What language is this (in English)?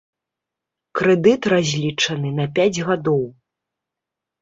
Belarusian